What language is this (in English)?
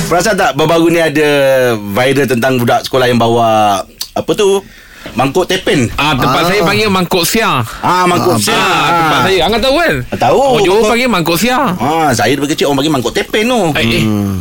Malay